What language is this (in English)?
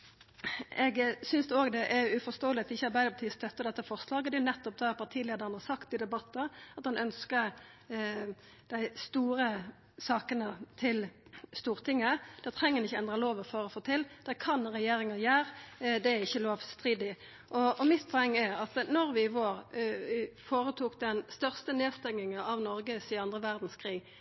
Norwegian Nynorsk